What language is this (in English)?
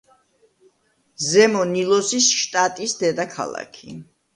Georgian